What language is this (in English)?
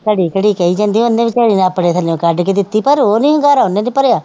Punjabi